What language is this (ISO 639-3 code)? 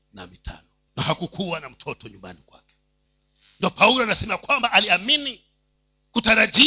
swa